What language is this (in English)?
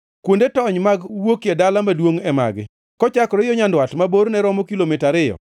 Luo (Kenya and Tanzania)